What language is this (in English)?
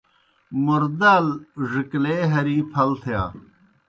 Kohistani Shina